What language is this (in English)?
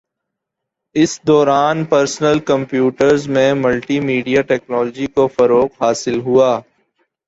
Urdu